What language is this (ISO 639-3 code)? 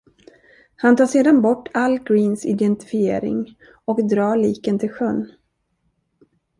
swe